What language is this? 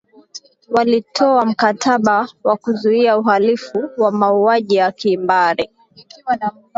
Swahili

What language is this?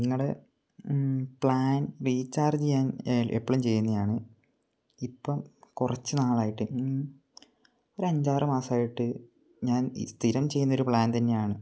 Malayalam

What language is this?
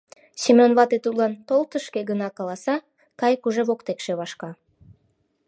Mari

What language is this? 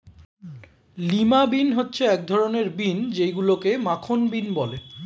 Bangla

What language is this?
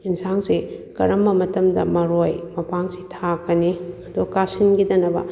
Manipuri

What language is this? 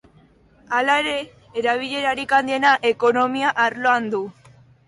Basque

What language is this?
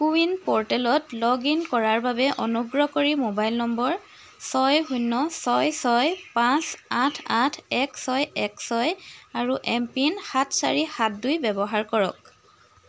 Assamese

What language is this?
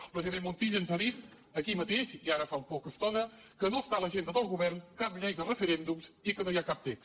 Catalan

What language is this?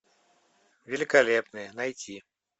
Russian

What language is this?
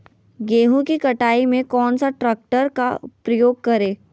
Magahi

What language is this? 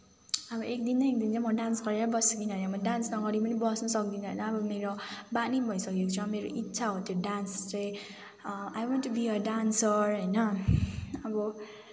Nepali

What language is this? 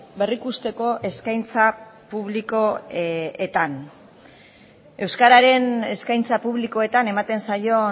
Basque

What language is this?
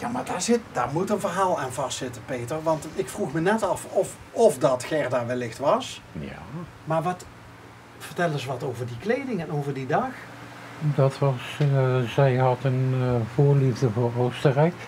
Dutch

